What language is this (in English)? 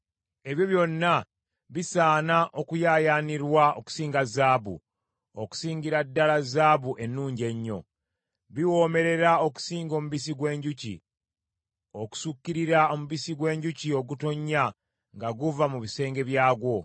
Ganda